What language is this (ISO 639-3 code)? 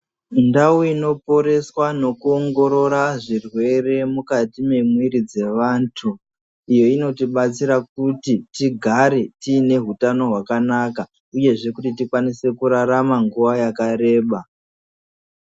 ndc